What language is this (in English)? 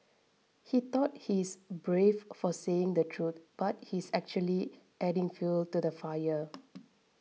English